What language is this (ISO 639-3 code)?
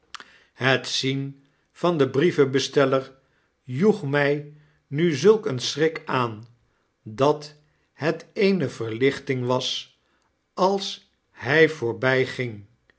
nld